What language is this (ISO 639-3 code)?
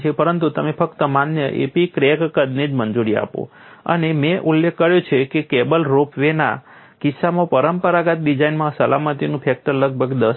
guj